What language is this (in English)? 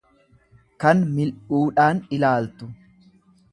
Oromo